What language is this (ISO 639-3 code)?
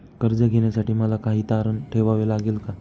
mar